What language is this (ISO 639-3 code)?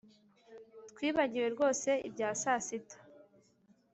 kin